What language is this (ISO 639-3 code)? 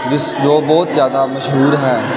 pan